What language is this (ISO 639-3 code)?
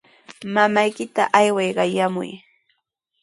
qws